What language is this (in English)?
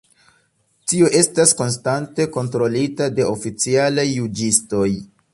Esperanto